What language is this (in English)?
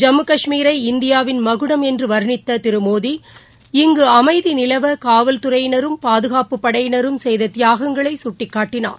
Tamil